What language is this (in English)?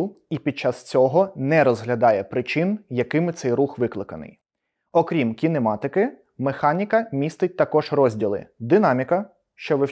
Ukrainian